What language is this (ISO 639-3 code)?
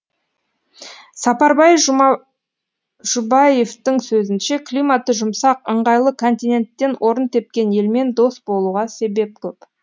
kaz